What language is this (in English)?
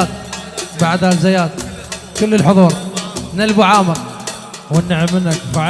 Arabic